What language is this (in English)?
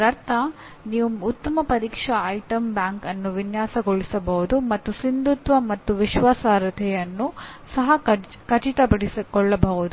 Kannada